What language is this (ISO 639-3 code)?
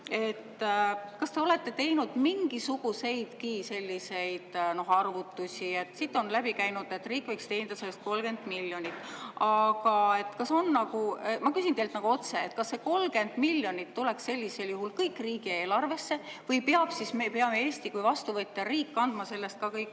est